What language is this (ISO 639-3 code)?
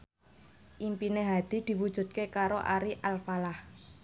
jav